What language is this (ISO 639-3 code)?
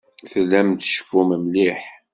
kab